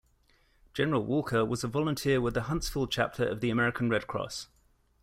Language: English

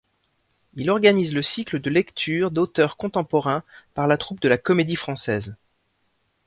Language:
French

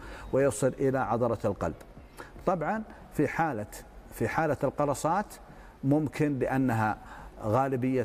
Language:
Arabic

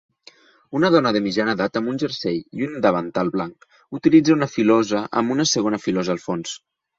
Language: Catalan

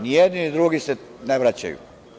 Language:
Serbian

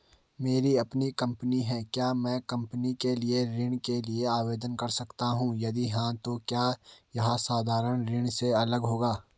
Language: Hindi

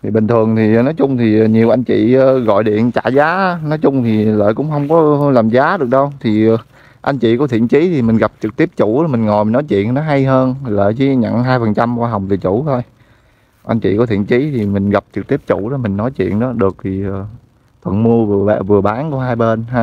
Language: Vietnamese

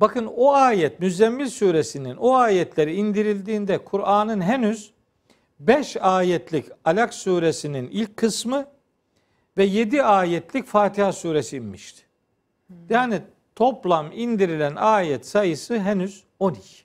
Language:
Turkish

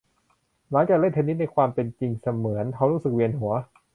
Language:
Thai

